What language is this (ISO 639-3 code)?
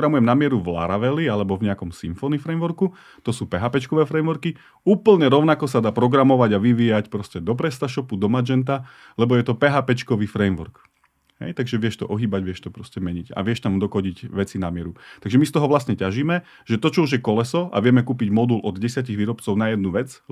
slk